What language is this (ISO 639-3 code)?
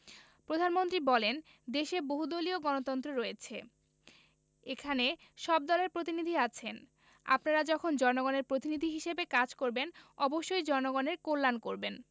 ben